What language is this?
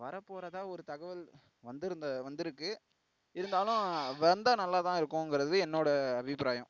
Tamil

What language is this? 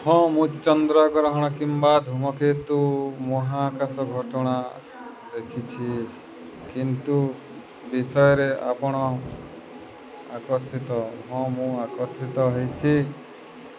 Odia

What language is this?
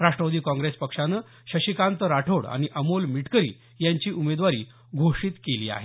Marathi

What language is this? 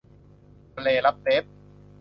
Thai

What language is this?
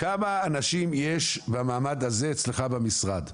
Hebrew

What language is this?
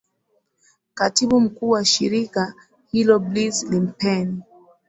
Swahili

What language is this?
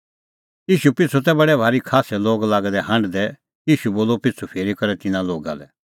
Kullu Pahari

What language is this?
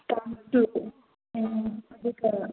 Manipuri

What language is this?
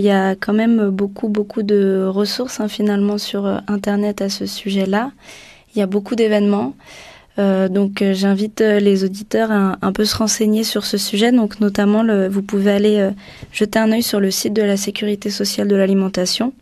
French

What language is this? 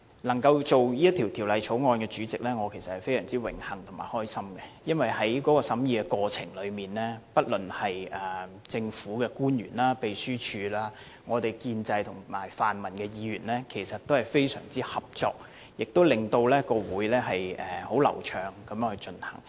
Cantonese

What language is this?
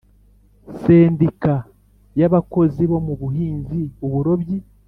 Kinyarwanda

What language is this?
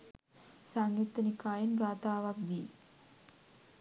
Sinhala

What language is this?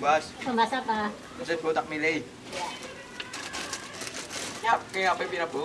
Indonesian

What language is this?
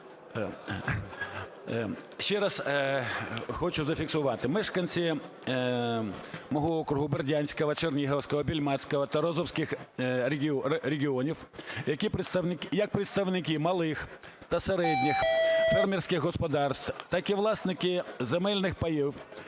Ukrainian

